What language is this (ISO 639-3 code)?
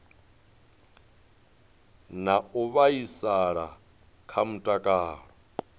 ven